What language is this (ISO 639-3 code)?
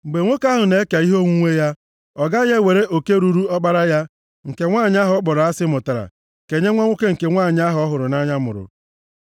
ibo